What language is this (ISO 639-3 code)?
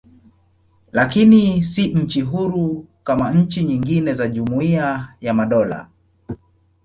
swa